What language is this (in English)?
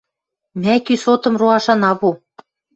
Western Mari